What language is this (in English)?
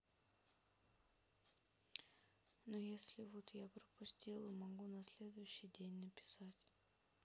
Russian